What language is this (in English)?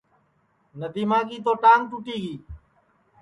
Sansi